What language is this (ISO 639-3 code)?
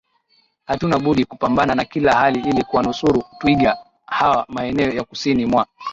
swa